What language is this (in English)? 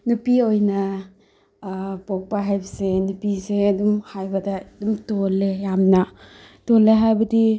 Manipuri